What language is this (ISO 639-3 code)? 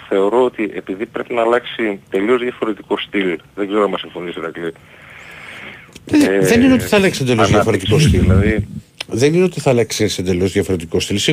ell